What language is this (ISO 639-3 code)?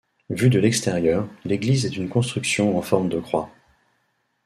fra